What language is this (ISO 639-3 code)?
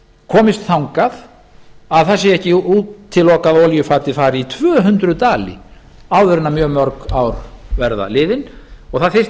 isl